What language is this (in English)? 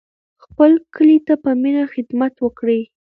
Pashto